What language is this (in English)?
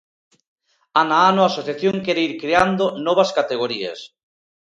Galician